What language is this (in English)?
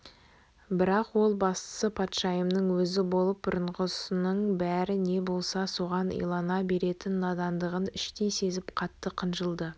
Kazakh